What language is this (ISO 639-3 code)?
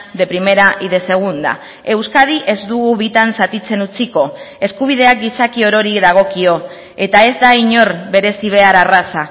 eus